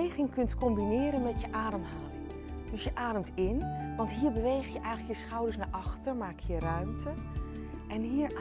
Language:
Dutch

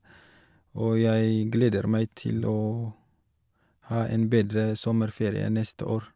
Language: Norwegian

